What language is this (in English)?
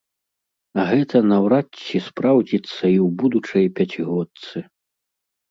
Belarusian